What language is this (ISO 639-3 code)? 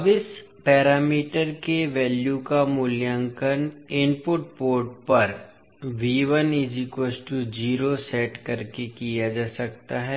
hin